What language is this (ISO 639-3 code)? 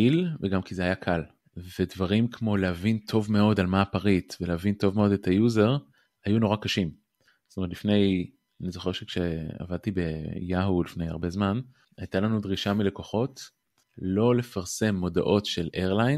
heb